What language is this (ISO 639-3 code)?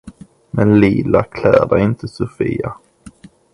swe